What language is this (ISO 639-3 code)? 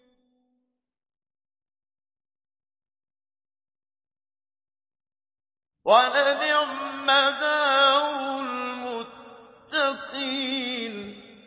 ara